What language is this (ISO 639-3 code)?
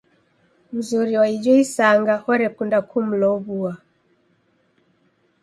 dav